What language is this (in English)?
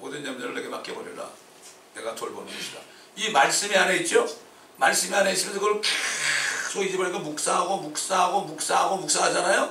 Korean